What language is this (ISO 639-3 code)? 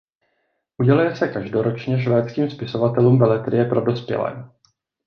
ces